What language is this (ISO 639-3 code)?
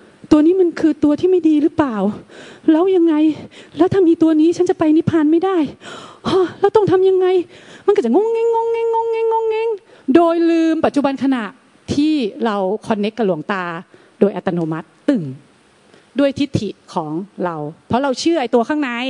tha